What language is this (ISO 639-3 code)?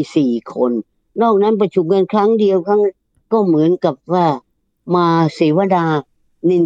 tha